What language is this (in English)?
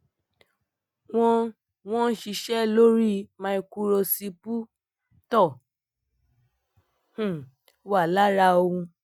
Yoruba